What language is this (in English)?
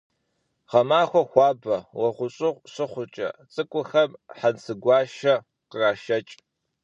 Kabardian